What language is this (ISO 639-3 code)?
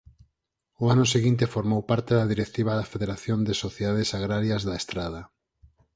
glg